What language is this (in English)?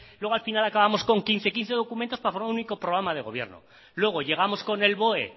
Spanish